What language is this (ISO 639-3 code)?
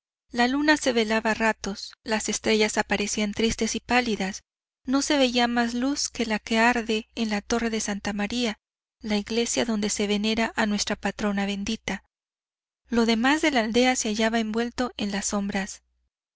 spa